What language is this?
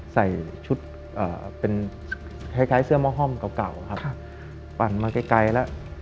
Thai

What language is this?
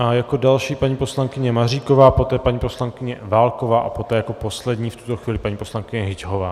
Czech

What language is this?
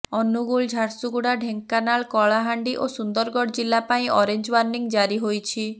Odia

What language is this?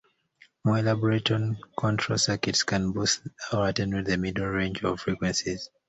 English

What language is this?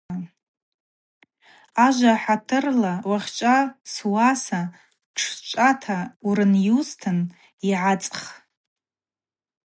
Abaza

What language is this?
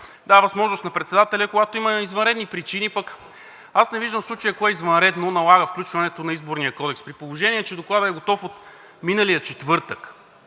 Bulgarian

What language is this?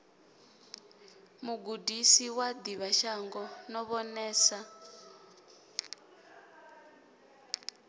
Venda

